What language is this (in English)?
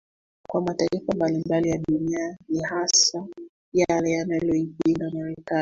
Swahili